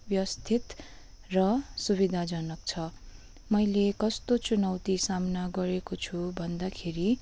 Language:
Nepali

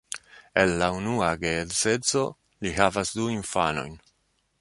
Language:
Esperanto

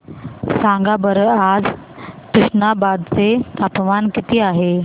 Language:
Marathi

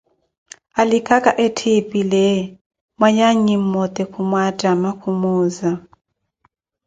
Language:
Koti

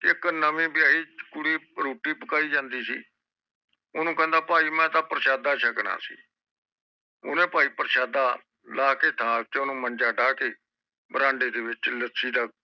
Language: Punjabi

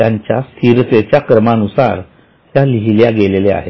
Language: Marathi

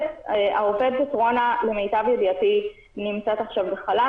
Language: Hebrew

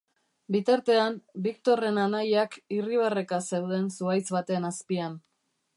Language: Basque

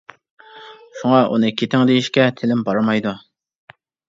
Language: Uyghur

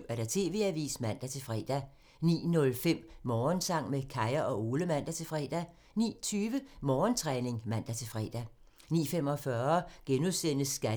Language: Danish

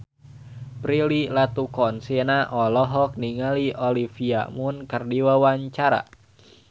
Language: Sundanese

